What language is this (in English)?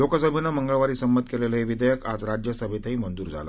Marathi